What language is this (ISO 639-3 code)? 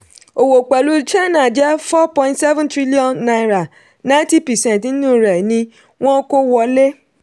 yor